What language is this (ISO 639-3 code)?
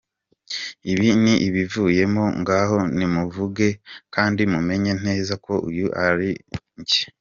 kin